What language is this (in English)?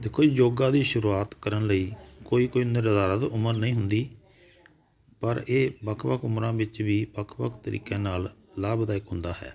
Punjabi